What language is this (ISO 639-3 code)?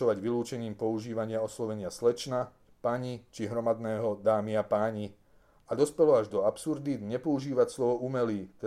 slk